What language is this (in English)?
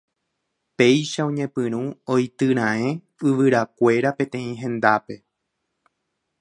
Guarani